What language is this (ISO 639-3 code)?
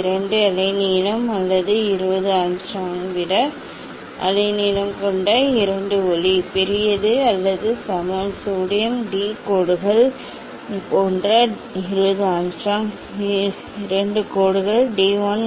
tam